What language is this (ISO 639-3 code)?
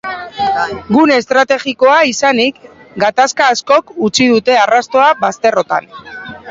eus